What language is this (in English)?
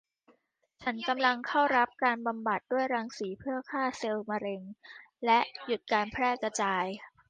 Thai